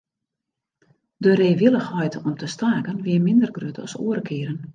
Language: Western Frisian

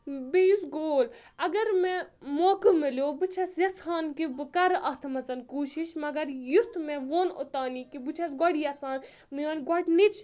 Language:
Kashmiri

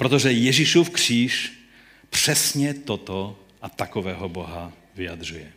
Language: Czech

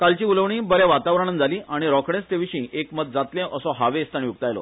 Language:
Konkani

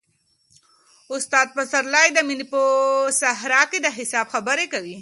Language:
Pashto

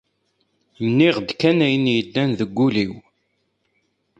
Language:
Kabyle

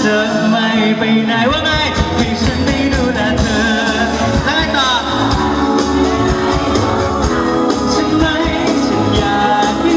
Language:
Vietnamese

